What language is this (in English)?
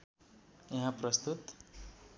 Nepali